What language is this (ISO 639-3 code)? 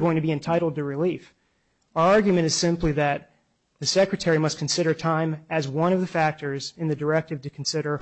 eng